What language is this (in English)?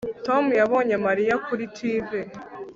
Kinyarwanda